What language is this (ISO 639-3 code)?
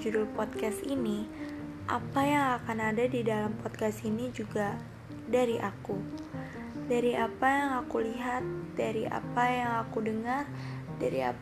ind